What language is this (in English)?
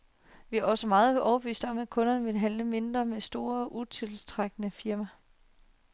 Danish